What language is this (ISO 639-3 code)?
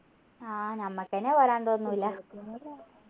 mal